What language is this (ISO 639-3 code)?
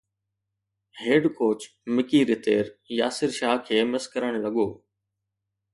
snd